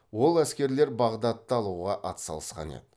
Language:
Kazakh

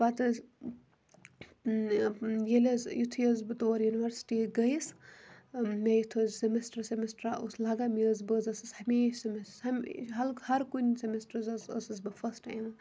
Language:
Kashmiri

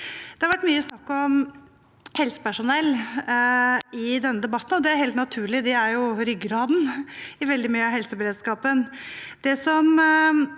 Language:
Norwegian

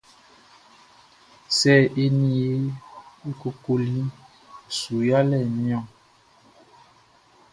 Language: Baoulé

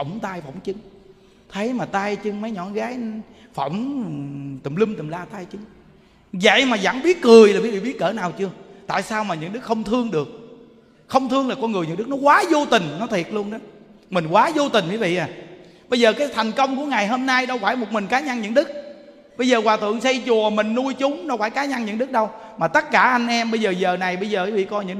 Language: Vietnamese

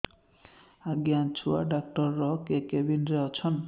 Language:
Odia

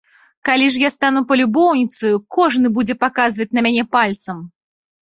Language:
Belarusian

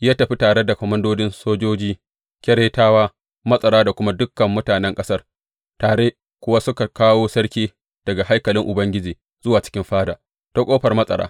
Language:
Hausa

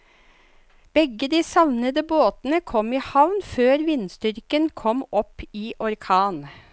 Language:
Norwegian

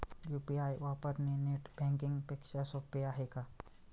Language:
Marathi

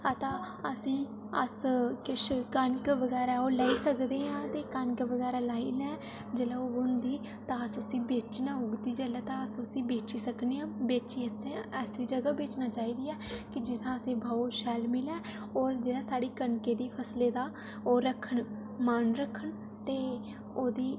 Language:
Dogri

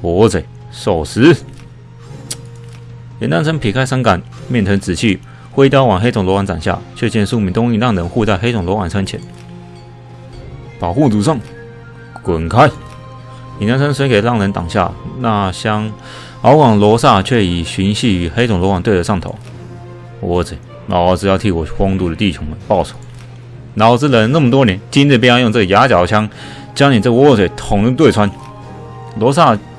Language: Chinese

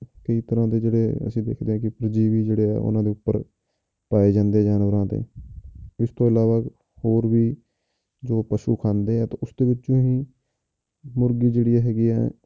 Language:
Punjabi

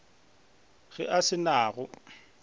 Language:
Northern Sotho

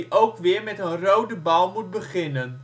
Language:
Dutch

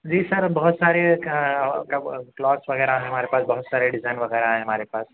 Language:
Urdu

